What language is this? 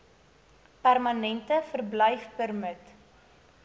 Afrikaans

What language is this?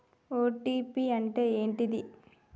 Telugu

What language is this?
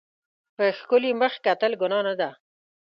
Pashto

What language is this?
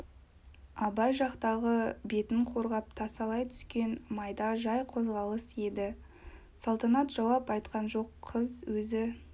Kazakh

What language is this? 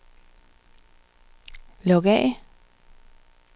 Danish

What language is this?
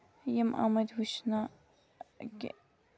Kashmiri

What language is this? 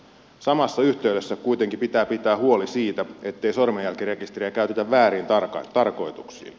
Finnish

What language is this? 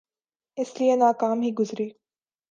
Urdu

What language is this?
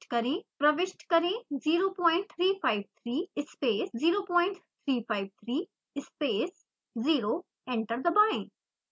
Hindi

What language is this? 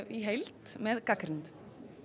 Icelandic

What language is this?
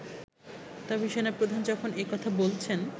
Bangla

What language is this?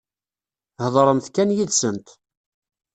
Kabyle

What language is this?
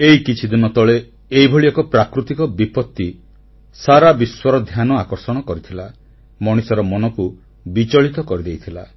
Odia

